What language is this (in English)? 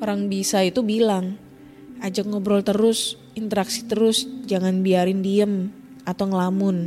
Indonesian